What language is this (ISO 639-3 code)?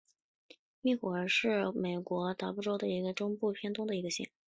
zho